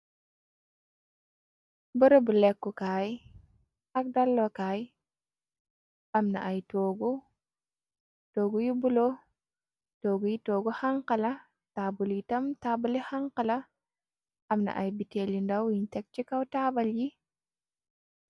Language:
Wolof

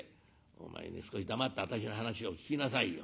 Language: Japanese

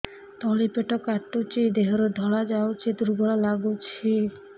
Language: Odia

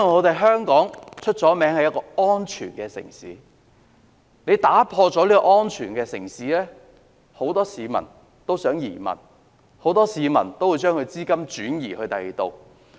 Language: Cantonese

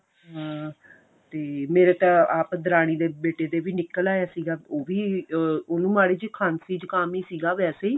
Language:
Punjabi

